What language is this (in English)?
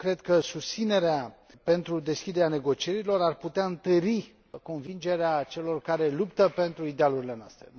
Romanian